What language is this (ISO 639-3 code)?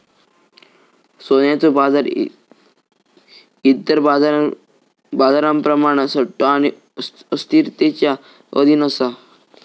mar